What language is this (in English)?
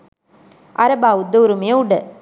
Sinhala